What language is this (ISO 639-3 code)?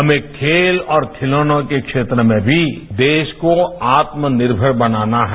hin